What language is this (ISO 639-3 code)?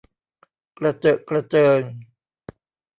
tha